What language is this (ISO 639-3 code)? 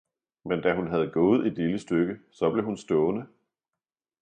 dan